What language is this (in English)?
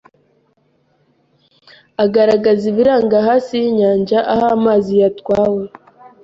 Kinyarwanda